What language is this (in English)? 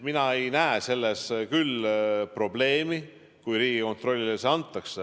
Estonian